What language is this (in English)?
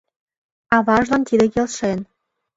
Mari